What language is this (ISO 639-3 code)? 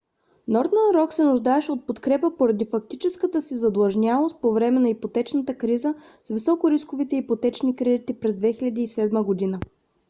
bul